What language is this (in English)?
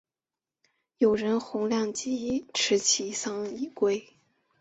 Chinese